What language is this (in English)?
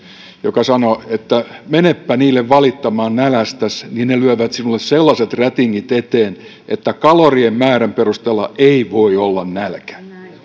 Finnish